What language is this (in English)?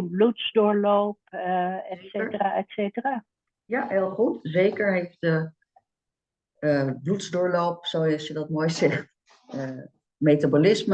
Dutch